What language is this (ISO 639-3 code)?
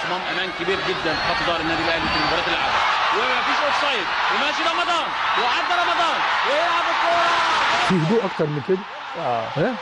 ara